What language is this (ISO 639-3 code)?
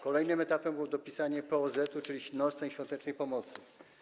pol